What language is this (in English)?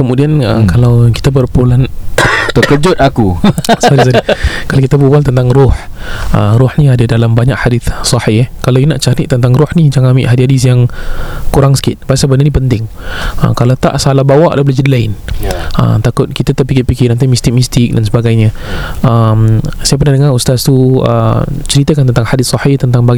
Malay